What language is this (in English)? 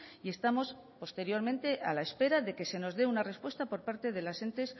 Spanish